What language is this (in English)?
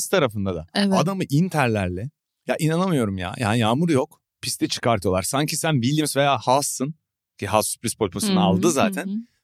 Turkish